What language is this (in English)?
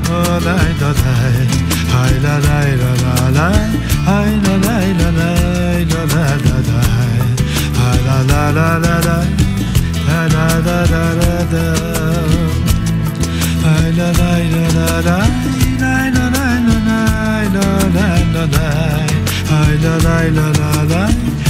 Turkish